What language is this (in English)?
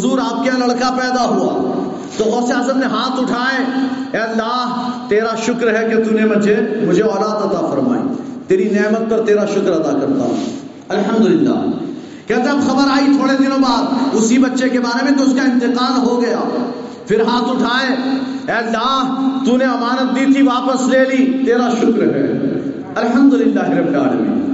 Urdu